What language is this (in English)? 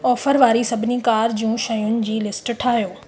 Sindhi